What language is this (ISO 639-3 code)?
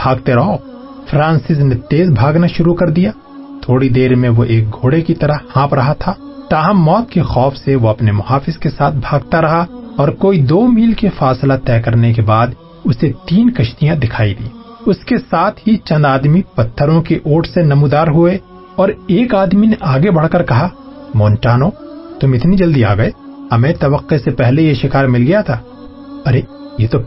urd